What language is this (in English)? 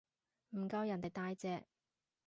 Cantonese